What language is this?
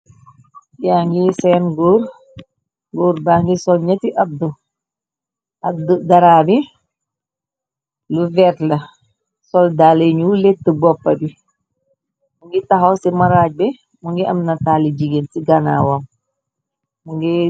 Wolof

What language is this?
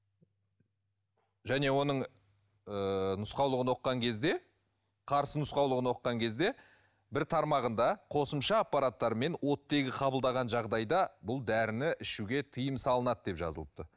Kazakh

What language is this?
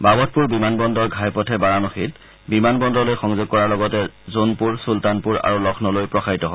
Assamese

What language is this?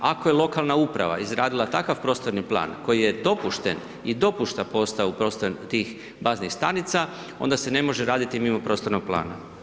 Croatian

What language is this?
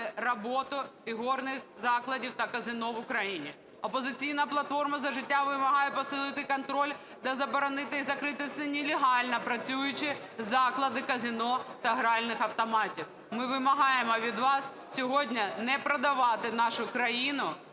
Ukrainian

